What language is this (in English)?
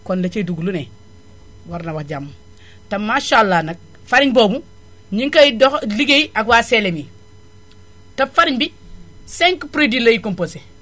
Wolof